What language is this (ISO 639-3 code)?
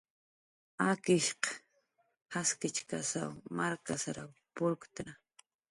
jqr